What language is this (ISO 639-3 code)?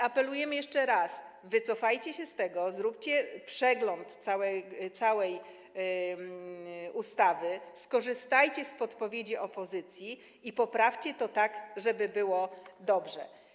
pol